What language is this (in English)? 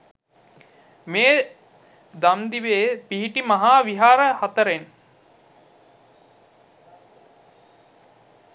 Sinhala